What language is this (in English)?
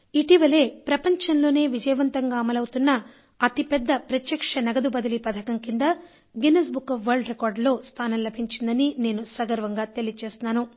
Telugu